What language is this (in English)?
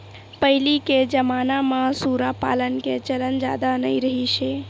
Chhattisgarhi